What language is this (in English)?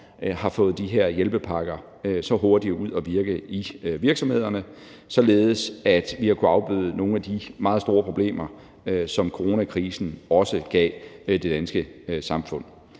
Danish